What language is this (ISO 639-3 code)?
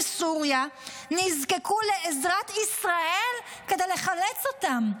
heb